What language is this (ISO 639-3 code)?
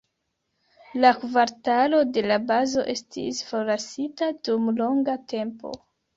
epo